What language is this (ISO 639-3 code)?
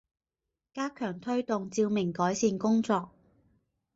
zho